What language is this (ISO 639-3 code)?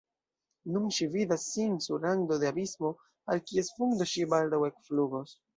epo